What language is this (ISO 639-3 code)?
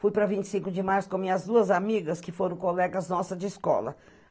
por